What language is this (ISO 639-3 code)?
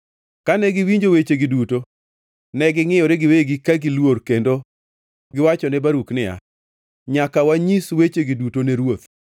luo